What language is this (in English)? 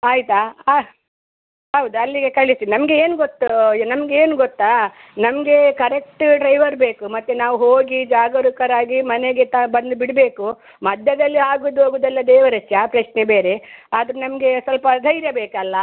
Kannada